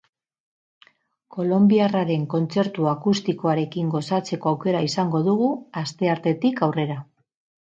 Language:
Basque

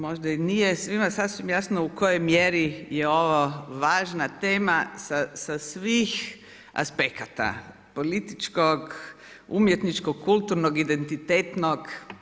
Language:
Croatian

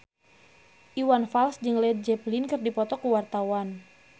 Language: Sundanese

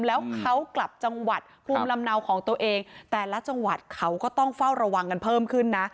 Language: Thai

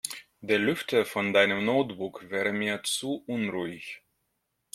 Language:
German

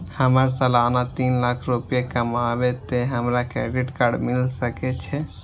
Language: Maithili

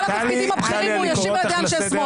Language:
Hebrew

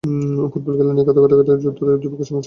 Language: Bangla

